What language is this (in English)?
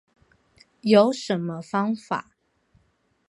Chinese